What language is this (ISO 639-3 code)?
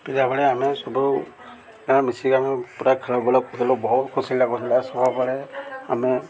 ori